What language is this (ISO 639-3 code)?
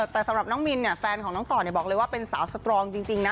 tha